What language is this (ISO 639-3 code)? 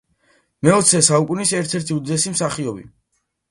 kat